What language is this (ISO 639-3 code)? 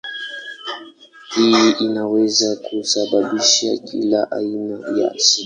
swa